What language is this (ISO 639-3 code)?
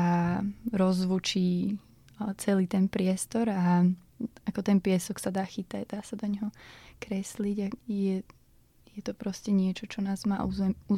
slk